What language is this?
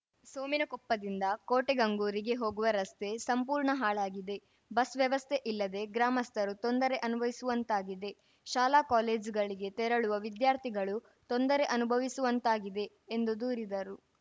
Kannada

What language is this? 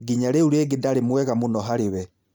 Kikuyu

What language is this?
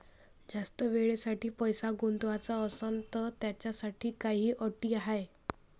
Marathi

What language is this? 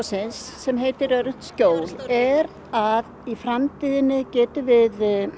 Icelandic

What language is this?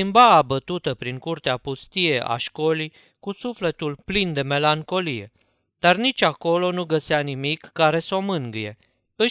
Romanian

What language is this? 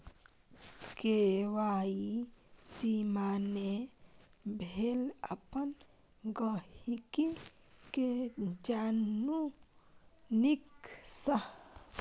Maithili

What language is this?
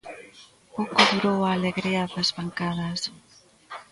Galician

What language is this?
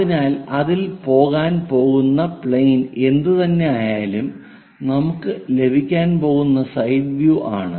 Malayalam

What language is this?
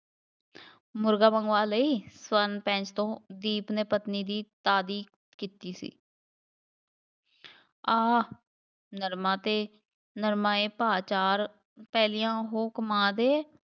Punjabi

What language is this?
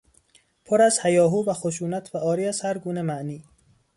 Persian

